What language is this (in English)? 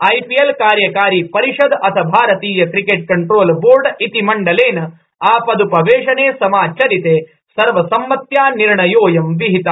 Sanskrit